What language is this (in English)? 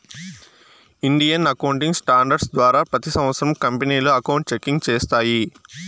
Telugu